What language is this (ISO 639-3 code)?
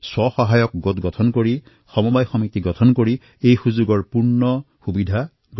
asm